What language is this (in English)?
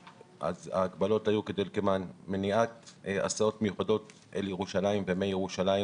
Hebrew